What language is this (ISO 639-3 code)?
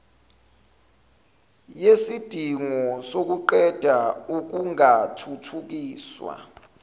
zul